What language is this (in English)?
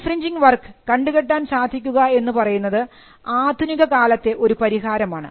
Malayalam